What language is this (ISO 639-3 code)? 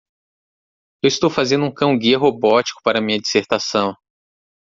por